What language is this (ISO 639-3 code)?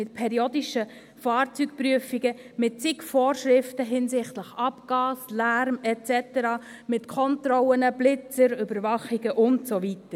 gsw